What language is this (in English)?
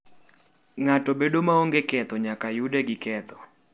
Luo (Kenya and Tanzania)